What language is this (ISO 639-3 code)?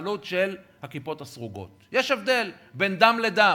heb